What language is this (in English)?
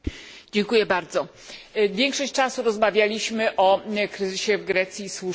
Polish